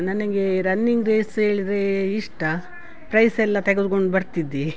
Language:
Kannada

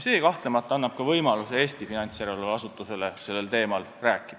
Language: Estonian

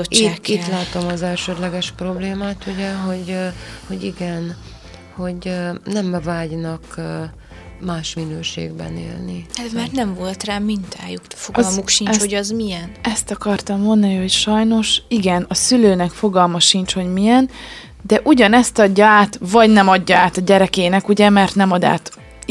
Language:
Hungarian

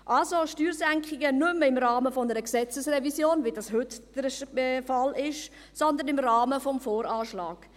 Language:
Swiss German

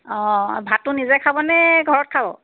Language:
Assamese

